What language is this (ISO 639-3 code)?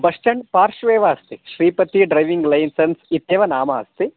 san